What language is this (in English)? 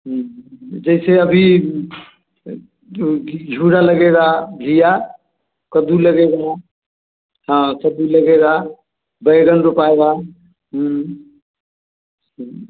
Hindi